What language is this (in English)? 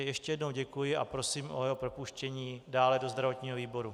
Czech